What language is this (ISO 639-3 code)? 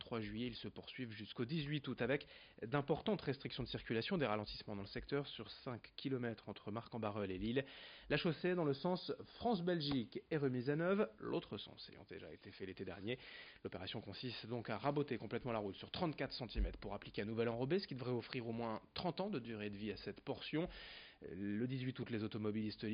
fra